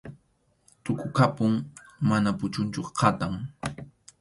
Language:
Arequipa-La Unión Quechua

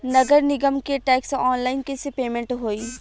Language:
Bhojpuri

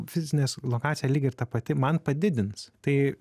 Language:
Lithuanian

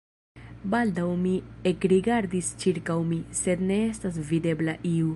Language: Esperanto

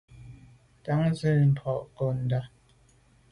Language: Medumba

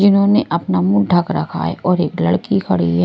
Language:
Hindi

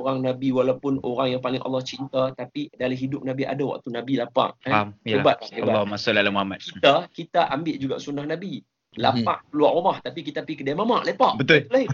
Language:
Malay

